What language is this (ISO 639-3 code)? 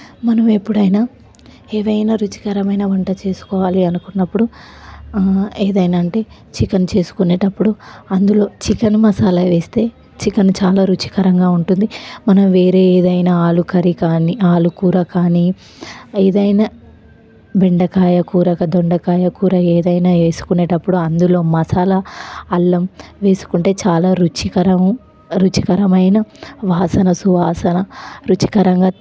tel